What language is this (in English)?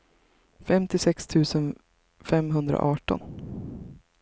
Swedish